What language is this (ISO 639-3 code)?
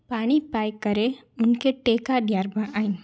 snd